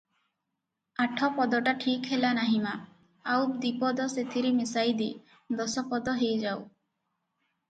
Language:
Odia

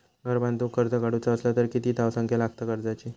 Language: Marathi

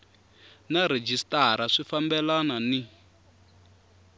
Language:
Tsonga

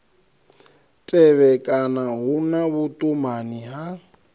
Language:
Venda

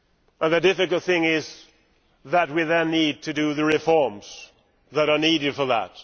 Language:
English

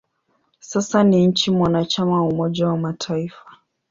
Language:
Swahili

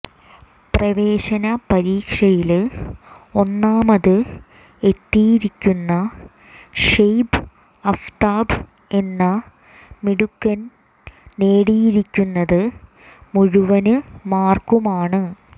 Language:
Malayalam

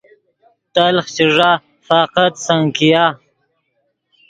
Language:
Yidgha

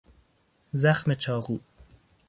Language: Persian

